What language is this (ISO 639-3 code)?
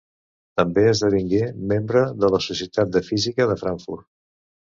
cat